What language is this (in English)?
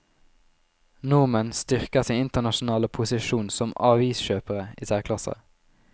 Norwegian